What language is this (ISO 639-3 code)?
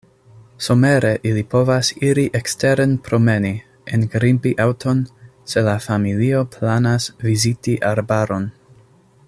epo